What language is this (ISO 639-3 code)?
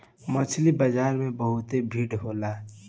bho